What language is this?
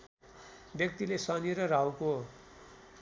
Nepali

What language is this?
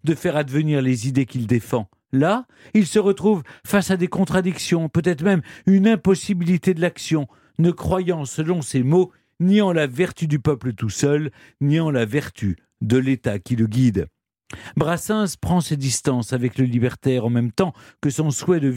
French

